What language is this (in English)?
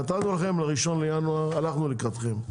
Hebrew